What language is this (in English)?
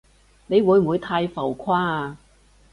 Cantonese